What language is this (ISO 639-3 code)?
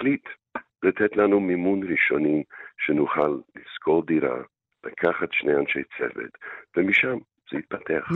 heb